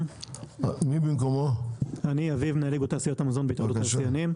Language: Hebrew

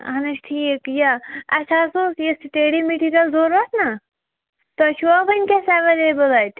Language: Kashmiri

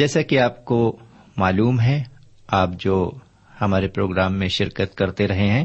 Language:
Urdu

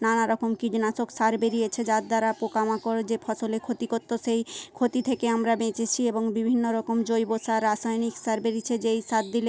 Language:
Bangla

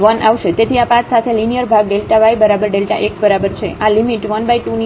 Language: Gujarati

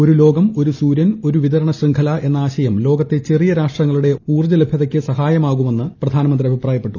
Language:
Malayalam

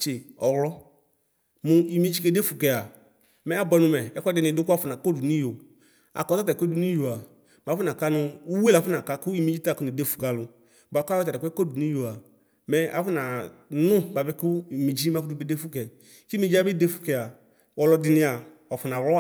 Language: Ikposo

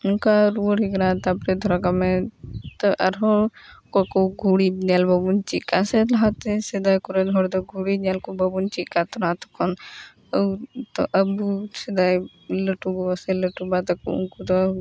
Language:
Santali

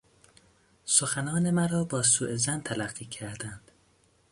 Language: Persian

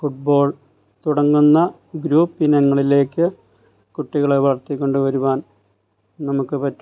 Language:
Malayalam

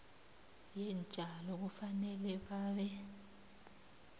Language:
South Ndebele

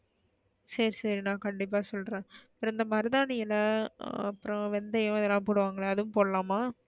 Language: Tamil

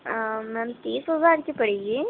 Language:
Urdu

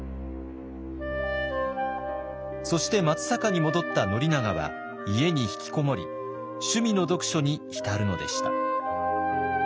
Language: Japanese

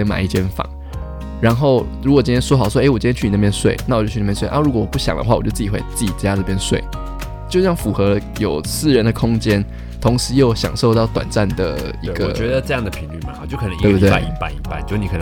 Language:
Chinese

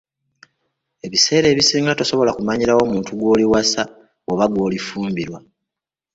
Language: Ganda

